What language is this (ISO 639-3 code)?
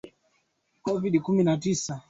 swa